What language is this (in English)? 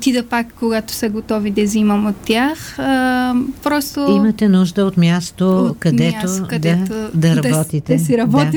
Bulgarian